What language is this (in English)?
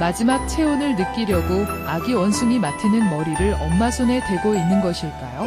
Korean